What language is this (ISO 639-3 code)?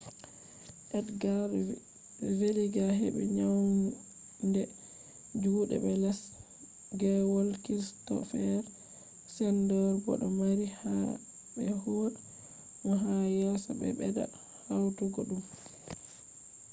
ful